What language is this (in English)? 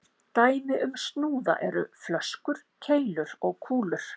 Icelandic